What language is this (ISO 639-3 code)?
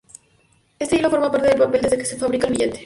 spa